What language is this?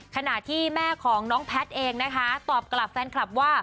Thai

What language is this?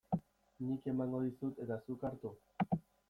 Basque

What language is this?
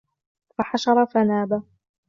Arabic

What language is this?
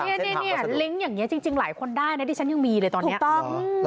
Thai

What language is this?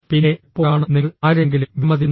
Malayalam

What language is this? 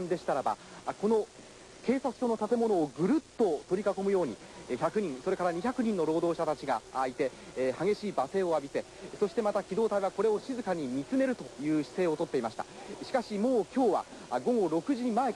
Japanese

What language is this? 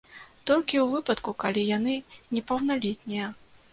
Belarusian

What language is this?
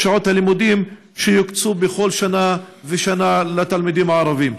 Hebrew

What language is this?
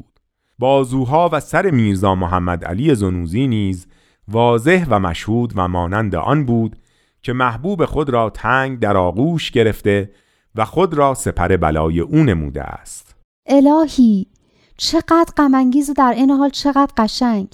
Persian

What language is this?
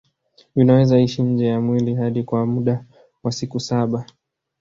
Swahili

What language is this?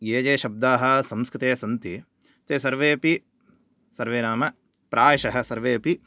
Sanskrit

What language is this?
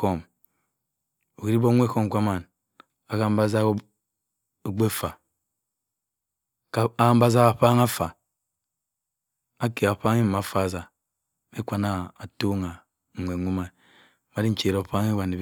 Cross River Mbembe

